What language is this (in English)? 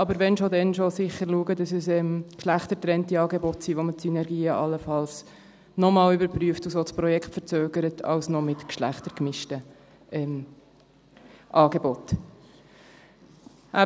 Swiss German